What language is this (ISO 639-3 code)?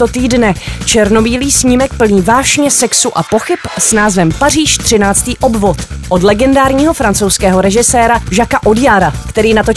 ces